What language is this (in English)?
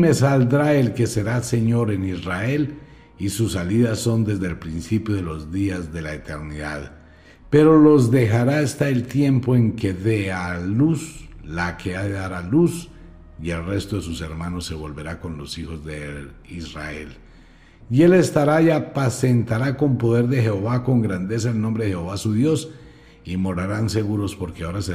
Spanish